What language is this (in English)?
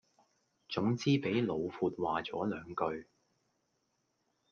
Cantonese